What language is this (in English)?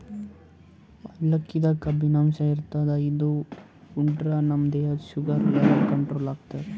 Kannada